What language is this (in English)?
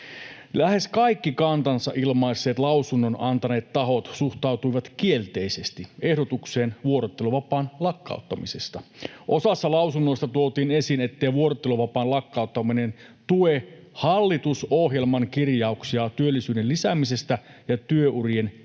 Finnish